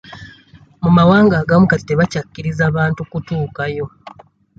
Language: Ganda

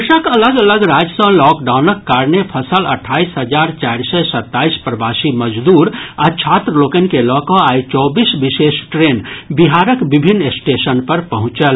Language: Maithili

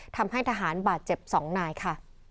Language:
Thai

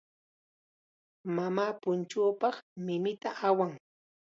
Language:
Chiquián Ancash Quechua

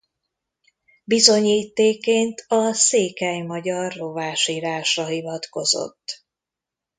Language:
Hungarian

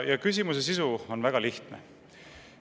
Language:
Estonian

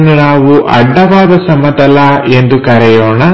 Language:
Kannada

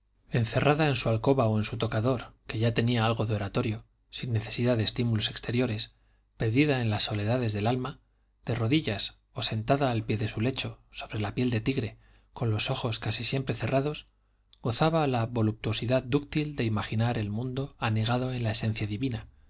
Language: Spanish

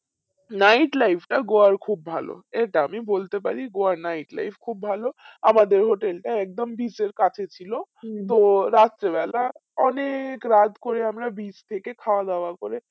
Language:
Bangla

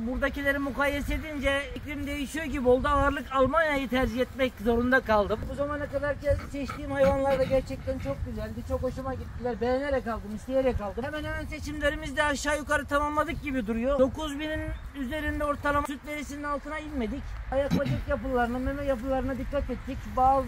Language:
Turkish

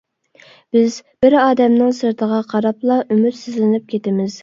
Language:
Uyghur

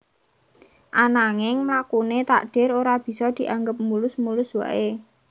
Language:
Javanese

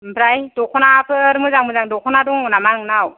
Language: Bodo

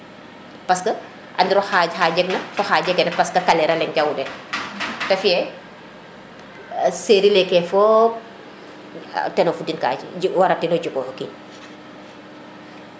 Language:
Serer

